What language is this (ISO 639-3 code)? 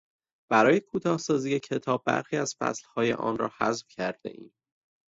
fas